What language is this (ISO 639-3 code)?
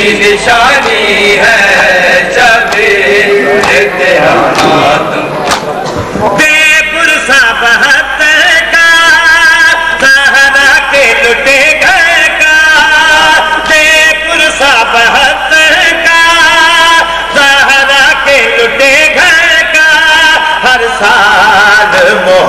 ara